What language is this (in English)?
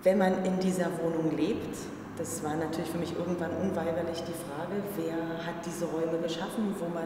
German